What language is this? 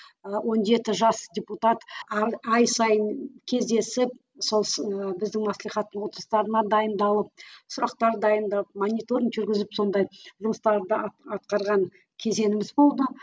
Kazakh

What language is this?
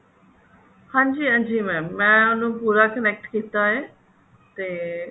Punjabi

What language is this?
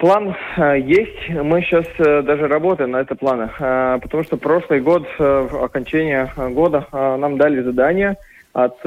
Russian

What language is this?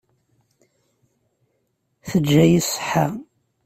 Kabyle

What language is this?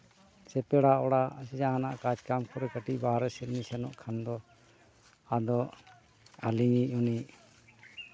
Santali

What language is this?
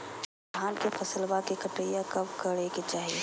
Magahi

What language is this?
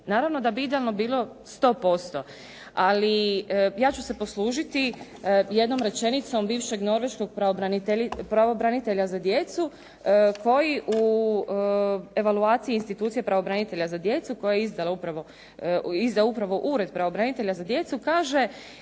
Croatian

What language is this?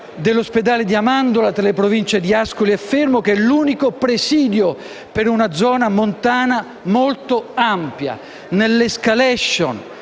Italian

